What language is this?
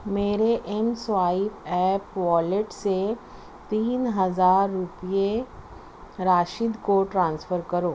Urdu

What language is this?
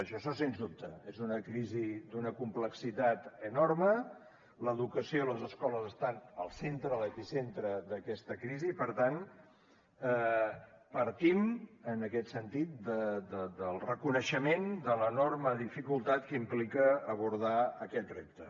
Catalan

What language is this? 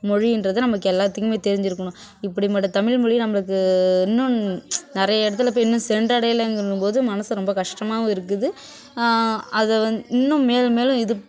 Tamil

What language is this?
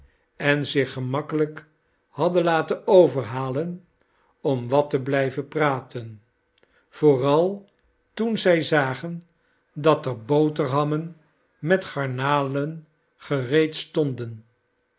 Dutch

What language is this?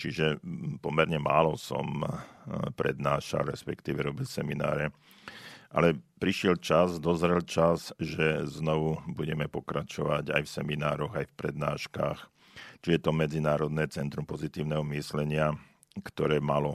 Slovak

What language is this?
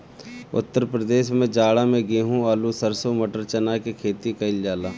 Bhojpuri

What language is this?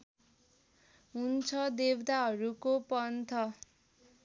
Nepali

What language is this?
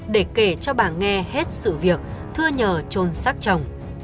Vietnamese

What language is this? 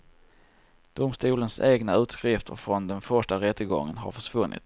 Swedish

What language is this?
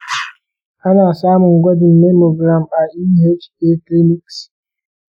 Hausa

